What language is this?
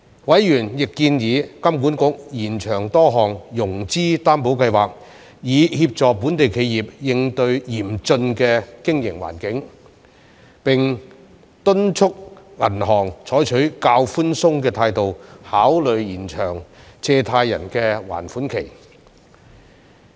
Cantonese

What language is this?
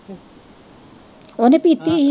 Punjabi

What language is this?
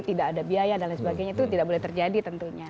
Indonesian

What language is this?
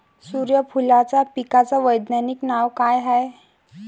Marathi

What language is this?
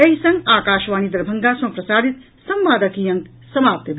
Maithili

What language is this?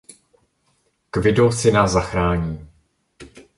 Czech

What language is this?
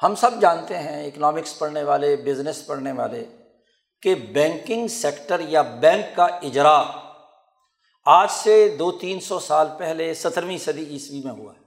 Urdu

